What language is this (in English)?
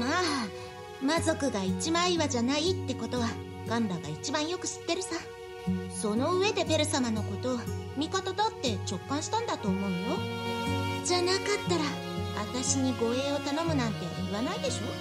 Japanese